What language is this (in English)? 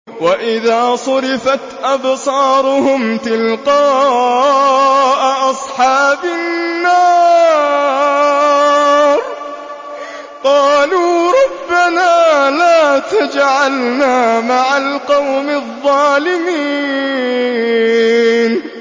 Arabic